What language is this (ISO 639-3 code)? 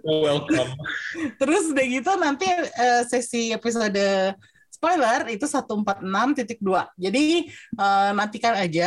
ind